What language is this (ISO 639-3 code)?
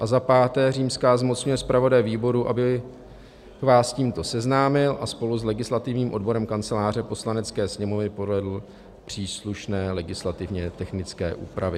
ces